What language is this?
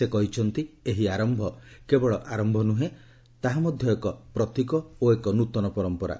Odia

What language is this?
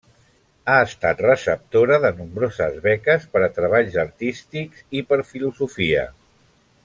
Catalan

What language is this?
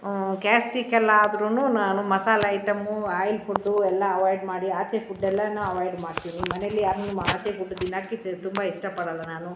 Kannada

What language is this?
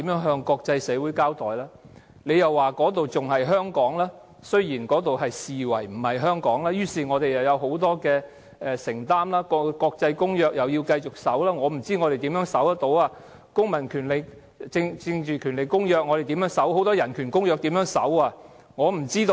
Cantonese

